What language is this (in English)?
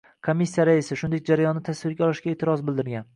Uzbek